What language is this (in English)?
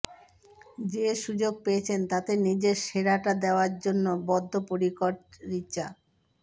Bangla